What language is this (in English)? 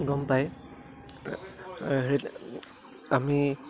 Assamese